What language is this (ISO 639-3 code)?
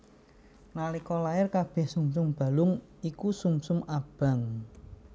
jav